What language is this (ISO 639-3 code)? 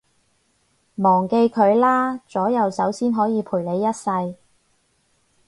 yue